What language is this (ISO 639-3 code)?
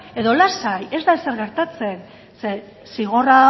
eus